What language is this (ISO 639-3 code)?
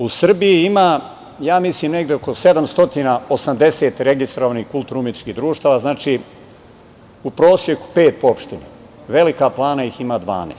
srp